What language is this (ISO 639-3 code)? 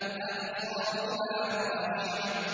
ara